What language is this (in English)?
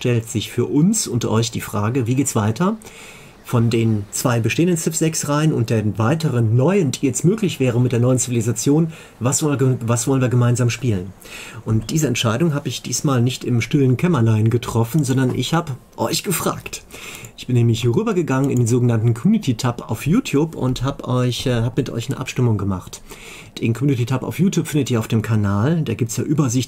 German